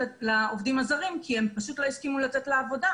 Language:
Hebrew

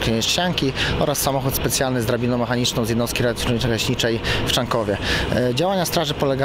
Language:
Polish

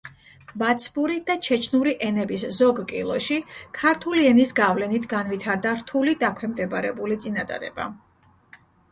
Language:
Georgian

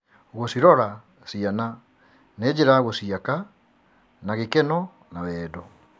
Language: Kikuyu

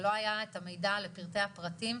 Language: Hebrew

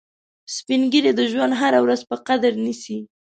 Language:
Pashto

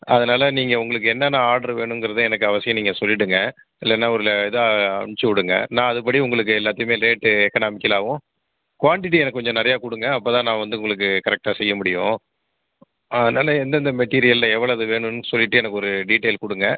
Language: Tamil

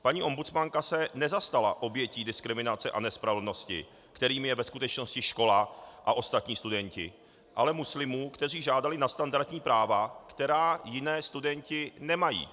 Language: Czech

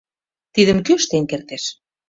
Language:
Mari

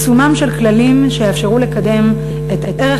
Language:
Hebrew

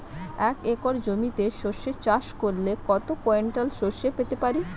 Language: Bangla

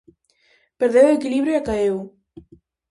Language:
Galician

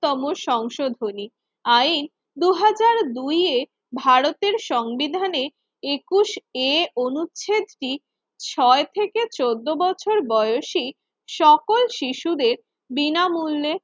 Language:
Bangla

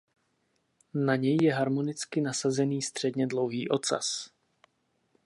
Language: Czech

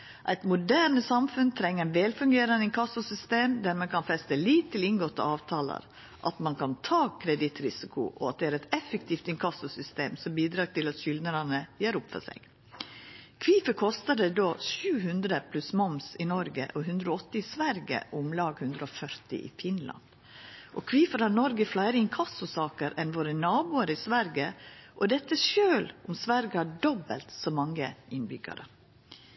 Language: Norwegian Nynorsk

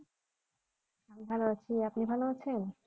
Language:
Bangla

